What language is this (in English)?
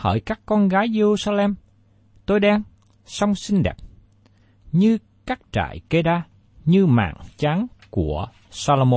Vietnamese